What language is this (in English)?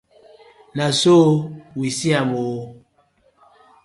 Nigerian Pidgin